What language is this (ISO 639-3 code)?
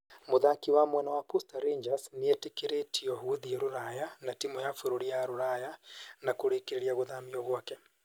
kik